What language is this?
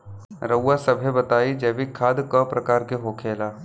Bhojpuri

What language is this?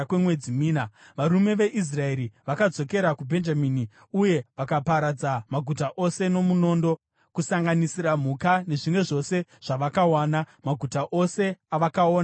Shona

